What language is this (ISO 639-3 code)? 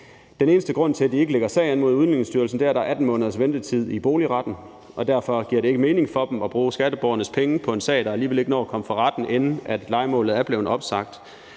dan